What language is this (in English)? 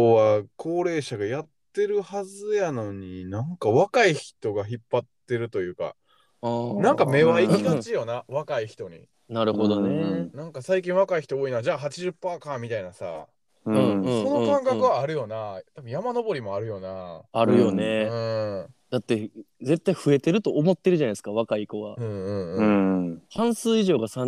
Japanese